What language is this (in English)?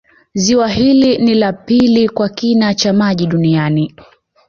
Swahili